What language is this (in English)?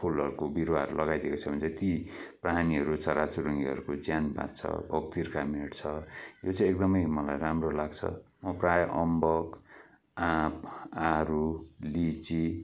Nepali